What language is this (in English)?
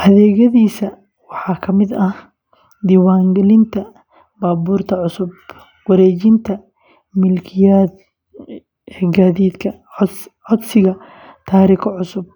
Somali